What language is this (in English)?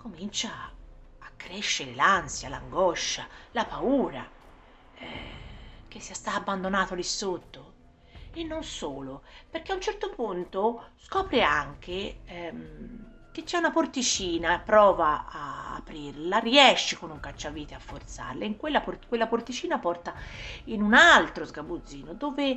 Italian